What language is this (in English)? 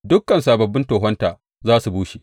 Hausa